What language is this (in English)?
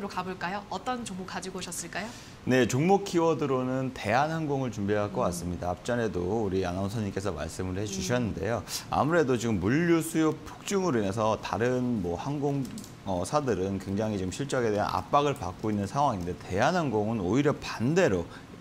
Korean